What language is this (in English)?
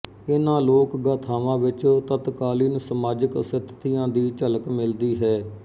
Punjabi